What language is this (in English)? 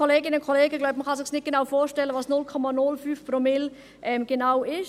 Swiss German